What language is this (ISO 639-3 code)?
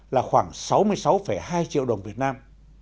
vie